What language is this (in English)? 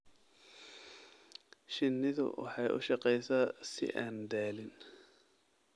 Somali